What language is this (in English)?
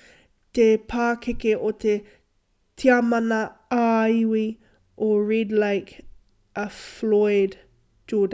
Māori